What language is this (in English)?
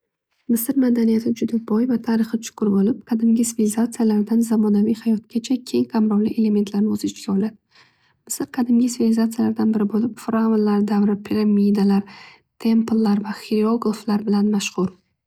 Uzbek